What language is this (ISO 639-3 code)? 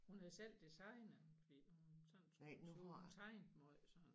dan